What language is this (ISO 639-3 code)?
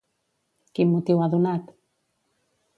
cat